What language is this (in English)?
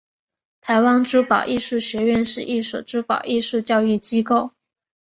Chinese